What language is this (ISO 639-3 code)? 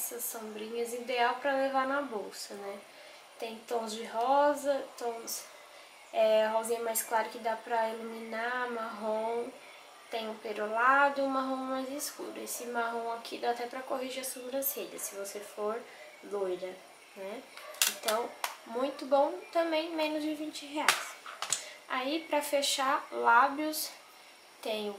por